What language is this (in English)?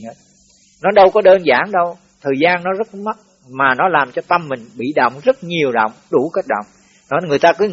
Vietnamese